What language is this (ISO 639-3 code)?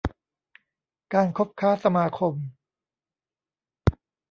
tha